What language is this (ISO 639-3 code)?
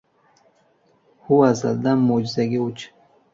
uzb